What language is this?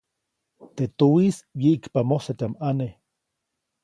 Copainalá Zoque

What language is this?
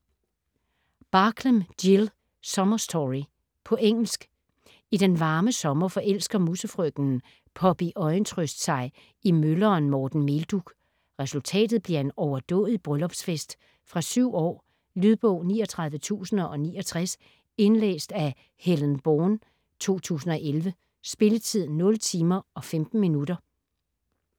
Danish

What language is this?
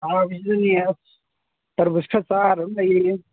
Manipuri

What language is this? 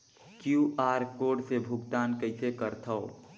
Chhattisgarhi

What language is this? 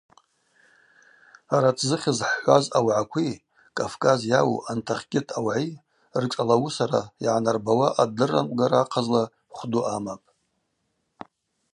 Abaza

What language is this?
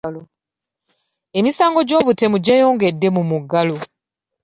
Ganda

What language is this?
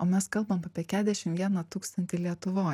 Lithuanian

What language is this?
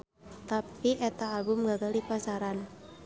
Sundanese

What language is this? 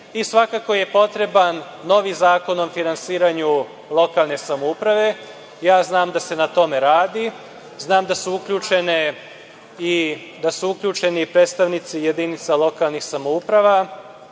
Serbian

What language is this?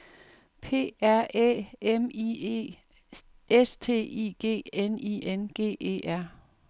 Danish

